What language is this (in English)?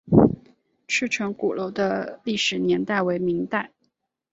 Chinese